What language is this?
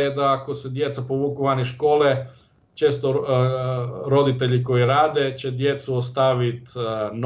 Croatian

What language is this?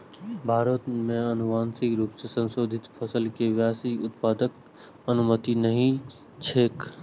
Maithili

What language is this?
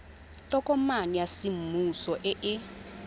Tswana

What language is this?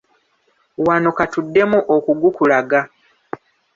Ganda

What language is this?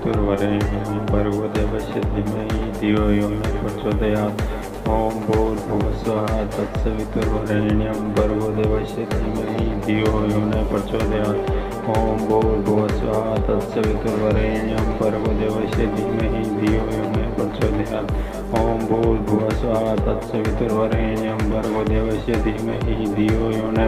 Romanian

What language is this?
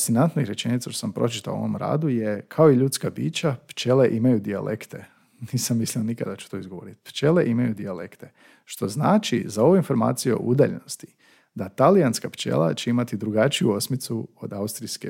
Croatian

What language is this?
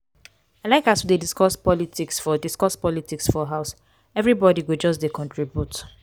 Nigerian Pidgin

